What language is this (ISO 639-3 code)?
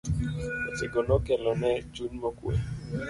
luo